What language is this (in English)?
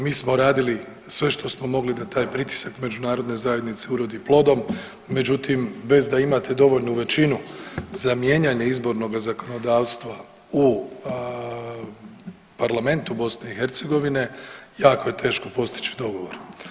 Croatian